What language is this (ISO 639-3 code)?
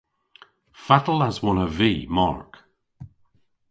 cor